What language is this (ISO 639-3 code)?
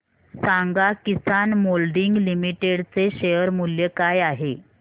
mar